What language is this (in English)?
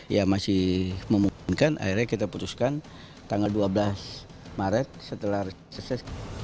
Indonesian